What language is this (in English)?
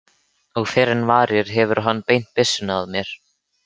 Icelandic